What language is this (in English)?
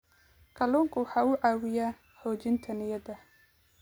Somali